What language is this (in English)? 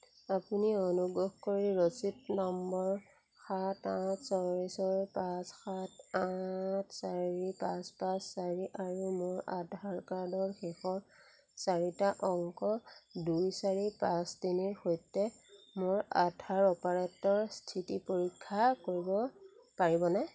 Assamese